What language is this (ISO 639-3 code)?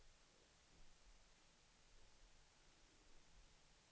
swe